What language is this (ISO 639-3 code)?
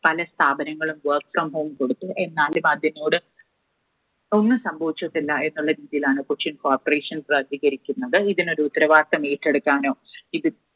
mal